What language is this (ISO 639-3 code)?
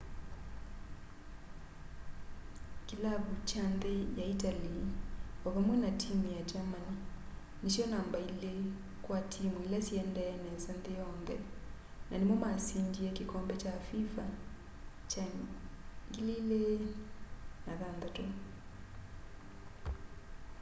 kam